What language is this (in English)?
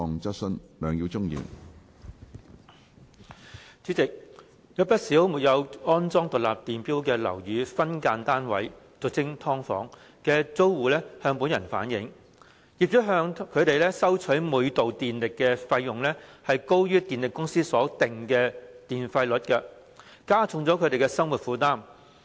Cantonese